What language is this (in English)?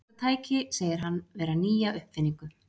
Icelandic